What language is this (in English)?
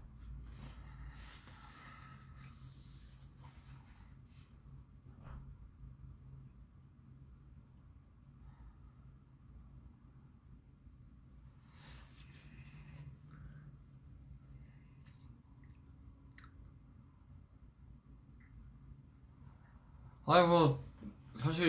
Korean